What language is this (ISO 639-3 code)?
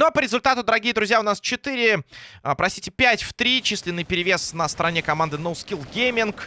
rus